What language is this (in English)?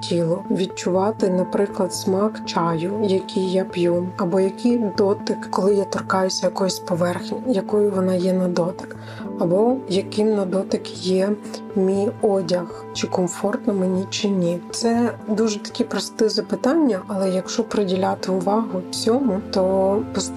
Ukrainian